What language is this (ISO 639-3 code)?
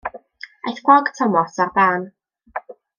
cym